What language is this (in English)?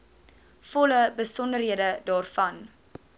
Afrikaans